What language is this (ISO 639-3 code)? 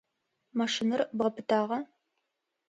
ady